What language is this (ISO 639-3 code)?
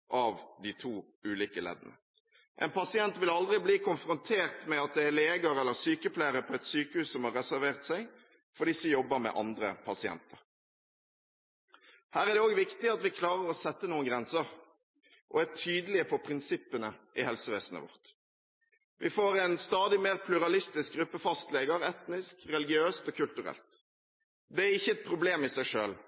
nob